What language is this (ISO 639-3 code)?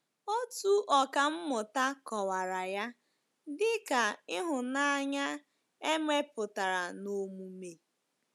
ibo